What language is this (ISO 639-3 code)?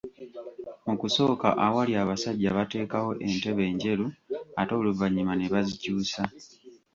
lug